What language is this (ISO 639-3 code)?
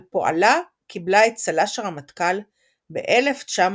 heb